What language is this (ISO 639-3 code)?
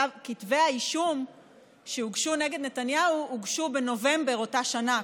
heb